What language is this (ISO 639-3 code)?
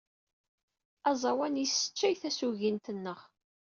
kab